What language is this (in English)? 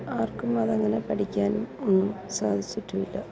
Malayalam